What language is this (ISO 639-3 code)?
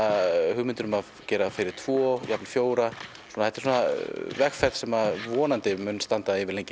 isl